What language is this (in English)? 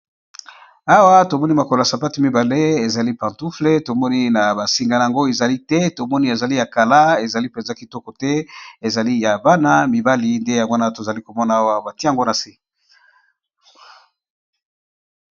Lingala